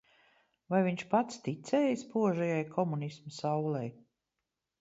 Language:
Latvian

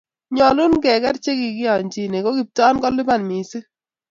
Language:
Kalenjin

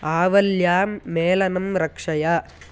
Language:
Sanskrit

